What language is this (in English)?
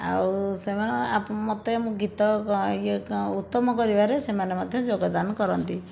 Odia